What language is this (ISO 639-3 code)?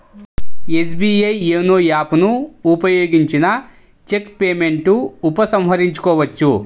tel